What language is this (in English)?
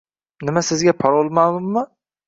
Uzbek